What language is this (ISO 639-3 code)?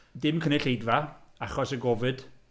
cym